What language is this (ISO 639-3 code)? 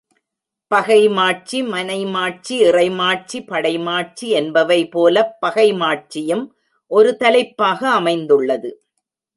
tam